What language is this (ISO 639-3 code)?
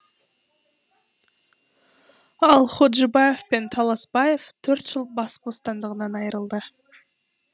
kaz